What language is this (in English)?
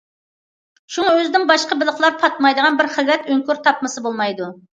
Uyghur